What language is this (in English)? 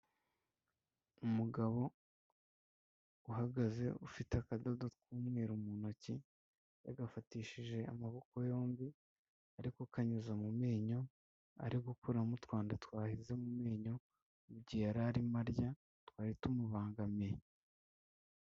Kinyarwanda